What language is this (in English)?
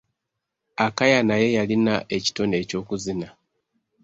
Ganda